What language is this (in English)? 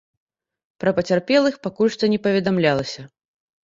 Belarusian